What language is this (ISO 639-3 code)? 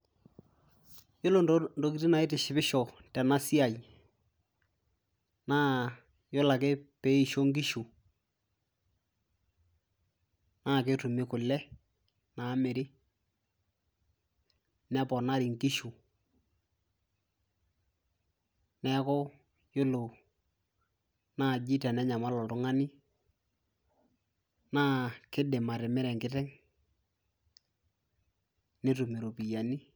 mas